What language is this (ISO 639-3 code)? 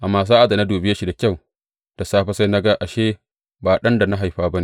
hau